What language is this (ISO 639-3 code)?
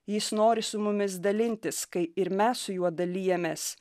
lit